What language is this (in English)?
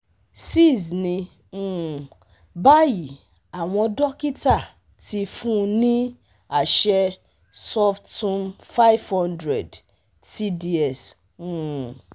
Yoruba